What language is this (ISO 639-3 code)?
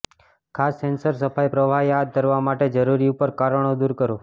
guj